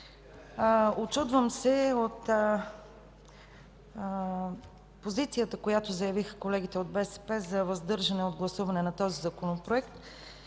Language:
Bulgarian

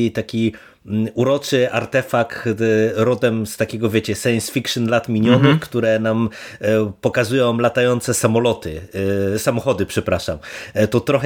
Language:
Polish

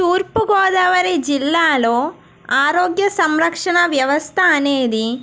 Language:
Telugu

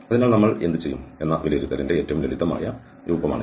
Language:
Malayalam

